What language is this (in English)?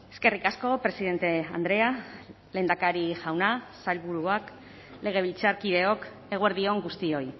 Basque